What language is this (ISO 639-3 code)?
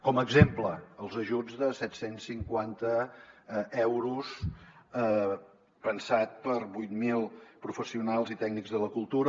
cat